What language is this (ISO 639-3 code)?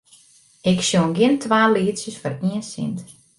fry